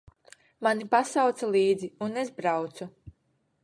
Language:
Latvian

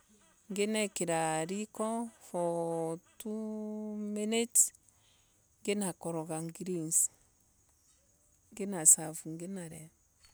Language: Embu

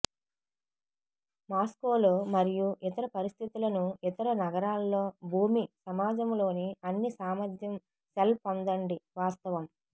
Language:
Telugu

